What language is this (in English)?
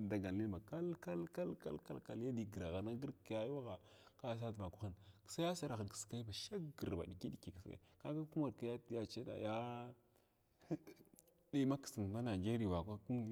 Glavda